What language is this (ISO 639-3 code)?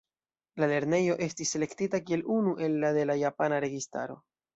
epo